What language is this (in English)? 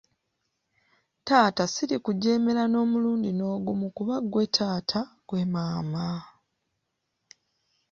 Ganda